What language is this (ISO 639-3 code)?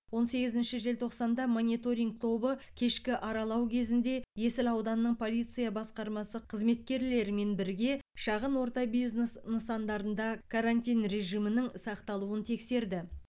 kaz